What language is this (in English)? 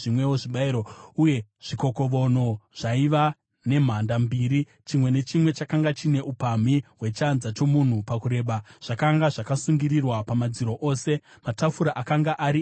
Shona